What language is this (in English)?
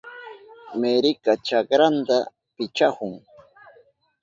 Southern Pastaza Quechua